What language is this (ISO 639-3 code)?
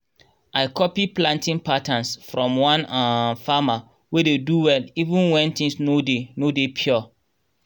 pcm